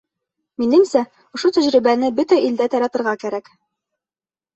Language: Bashkir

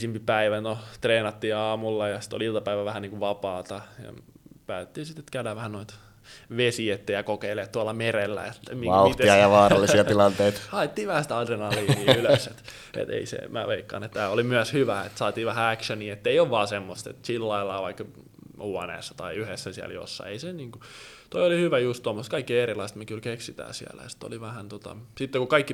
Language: Finnish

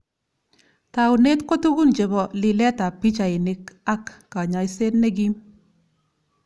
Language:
Kalenjin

